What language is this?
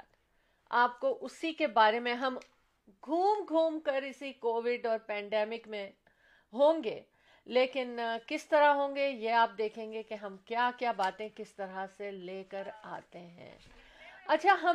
Urdu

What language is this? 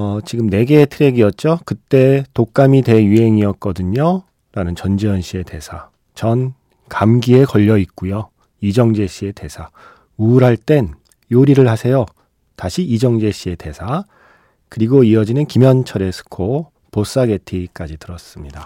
Korean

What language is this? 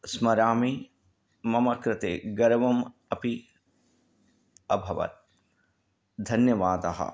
Sanskrit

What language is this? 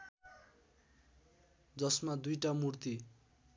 Nepali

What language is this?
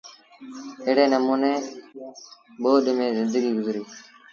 Sindhi Bhil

